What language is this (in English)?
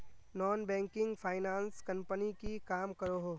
Magahi